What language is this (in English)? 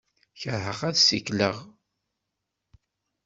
Kabyle